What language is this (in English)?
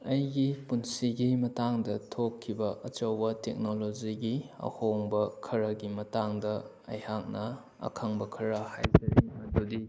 Manipuri